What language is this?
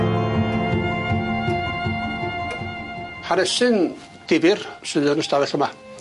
Welsh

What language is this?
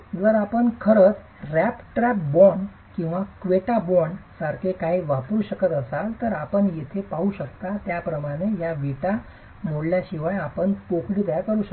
Marathi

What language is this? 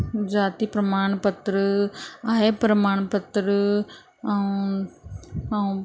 Sindhi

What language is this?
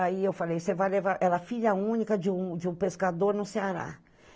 Portuguese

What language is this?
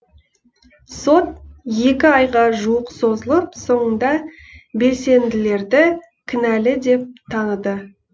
Kazakh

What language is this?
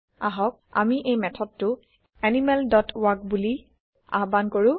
Assamese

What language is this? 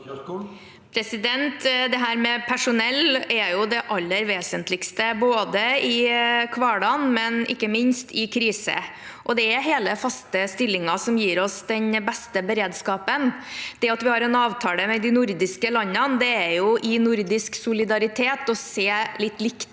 Norwegian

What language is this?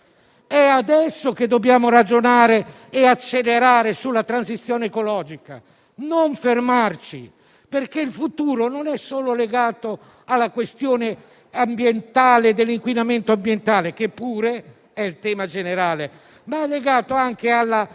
Italian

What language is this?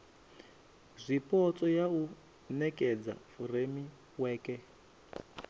Venda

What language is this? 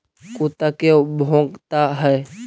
Magahi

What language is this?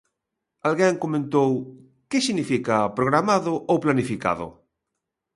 Galician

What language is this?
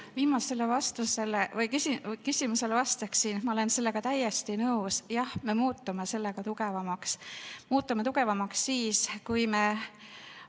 Estonian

